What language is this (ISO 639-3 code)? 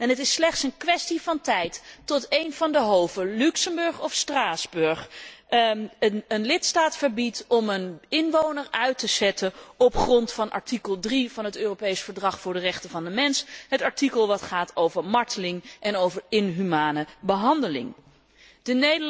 nld